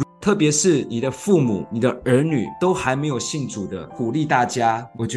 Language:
Chinese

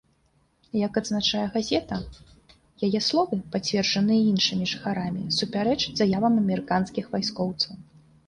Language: Belarusian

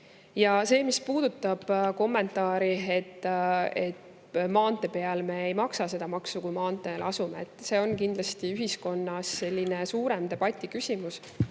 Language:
Estonian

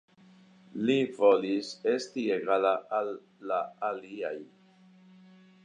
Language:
Esperanto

